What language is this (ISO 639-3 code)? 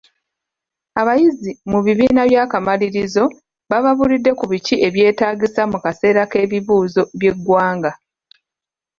lug